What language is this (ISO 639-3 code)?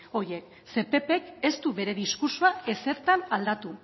eus